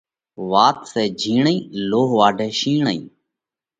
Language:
Parkari Koli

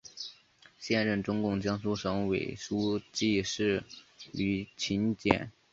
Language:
Chinese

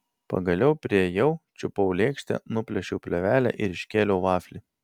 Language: Lithuanian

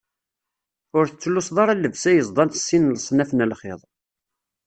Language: Kabyle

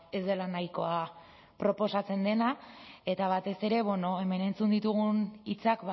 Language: Basque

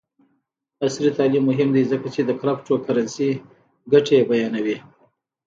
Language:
Pashto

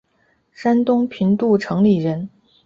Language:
Chinese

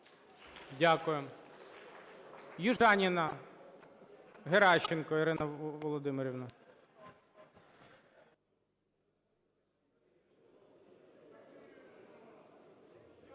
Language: Ukrainian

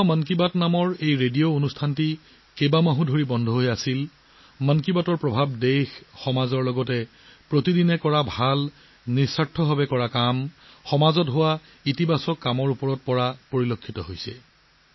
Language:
Assamese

